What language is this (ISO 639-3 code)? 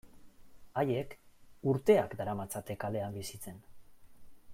eus